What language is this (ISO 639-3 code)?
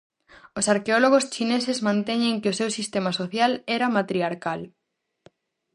glg